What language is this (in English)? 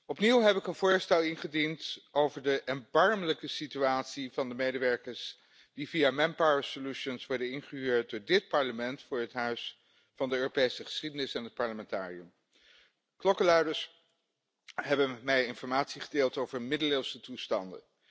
Dutch